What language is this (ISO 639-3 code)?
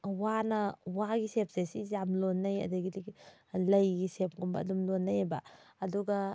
mni